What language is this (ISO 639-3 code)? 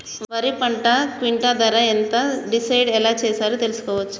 tel